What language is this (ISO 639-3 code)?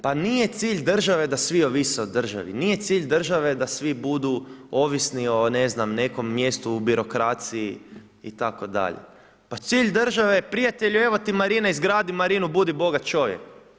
hrv